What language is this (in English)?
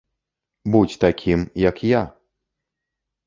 Belarusian